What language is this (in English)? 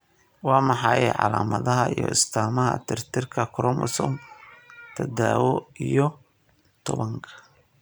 Somali